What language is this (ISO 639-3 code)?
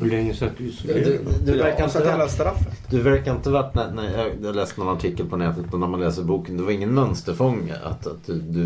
swe